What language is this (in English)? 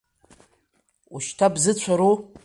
Abkhazian